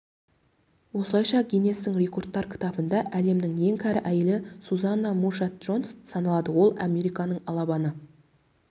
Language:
Kazakh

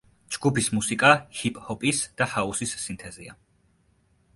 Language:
Georgian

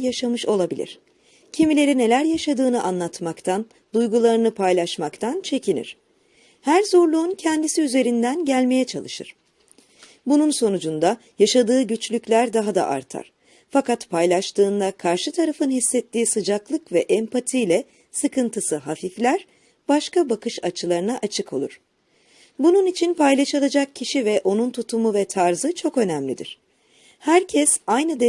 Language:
Turkish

